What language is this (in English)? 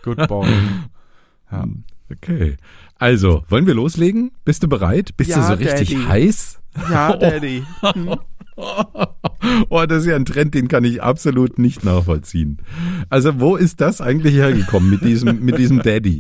German